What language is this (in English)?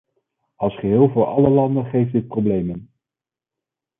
Dutch